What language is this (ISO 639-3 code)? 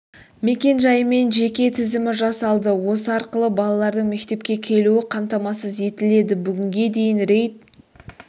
kaz